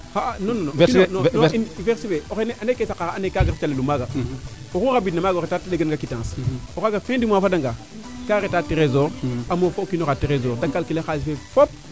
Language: Serer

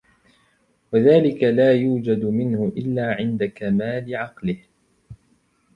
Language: Arabic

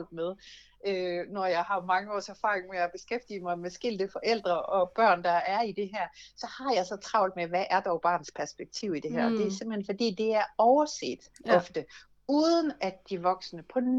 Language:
Danish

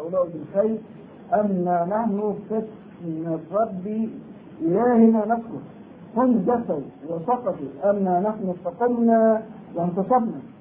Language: Arabic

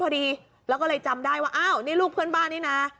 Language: Thai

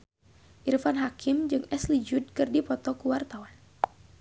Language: Sundanese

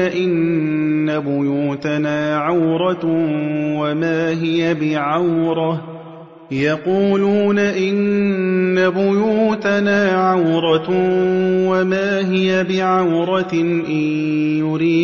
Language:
Arabic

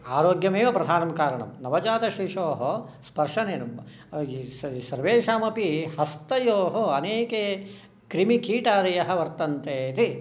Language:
Sanskrit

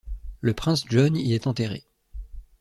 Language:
French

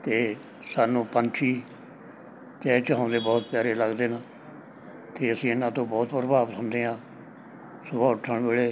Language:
Punjabi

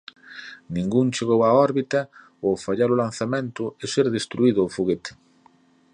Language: Galician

